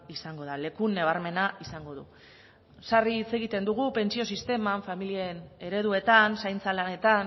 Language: Basque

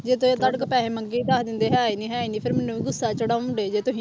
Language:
Punjabi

